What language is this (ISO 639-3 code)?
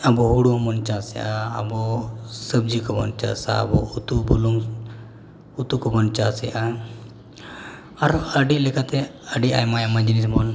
sat